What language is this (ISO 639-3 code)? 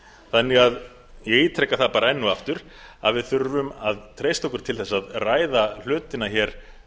isl